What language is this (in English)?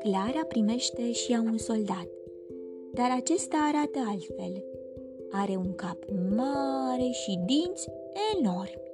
Romanian